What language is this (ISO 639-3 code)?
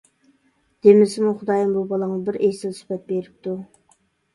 uig